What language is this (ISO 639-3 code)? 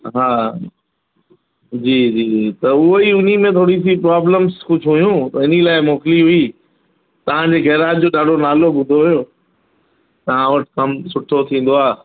snd